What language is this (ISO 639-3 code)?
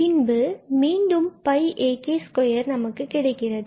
tam